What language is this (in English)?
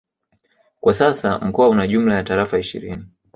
Swahili